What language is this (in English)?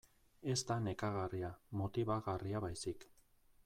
Basque